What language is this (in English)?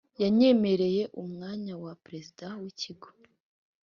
Kinyarwanda